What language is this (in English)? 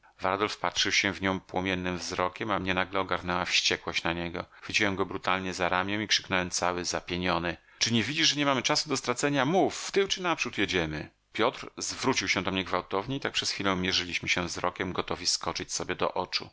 Polish